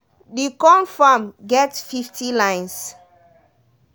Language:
Nigerian Pidgin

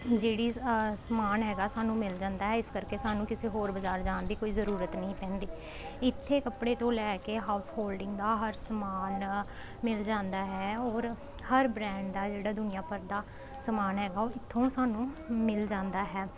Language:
Punjabi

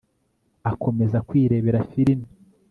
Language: Kinyarwanda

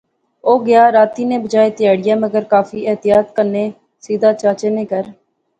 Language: Pahari-Potwari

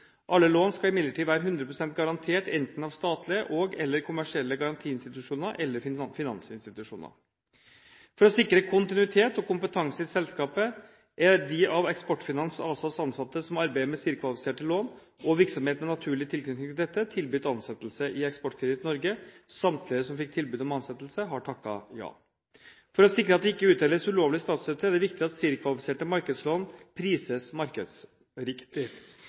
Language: Norwegian Bokmål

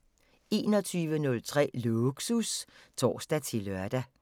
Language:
Danish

